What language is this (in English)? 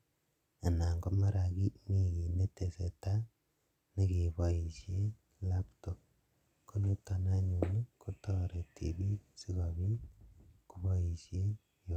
Kalenjin